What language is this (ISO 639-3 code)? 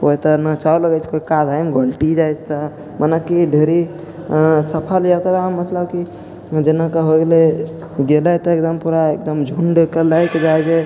mai